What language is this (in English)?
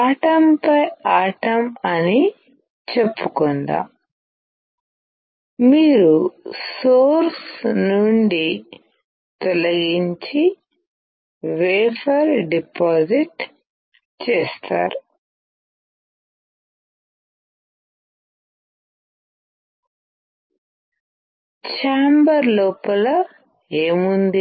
Telugu